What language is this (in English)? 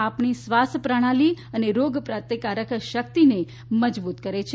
Gujarati